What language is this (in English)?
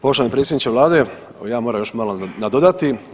Croatian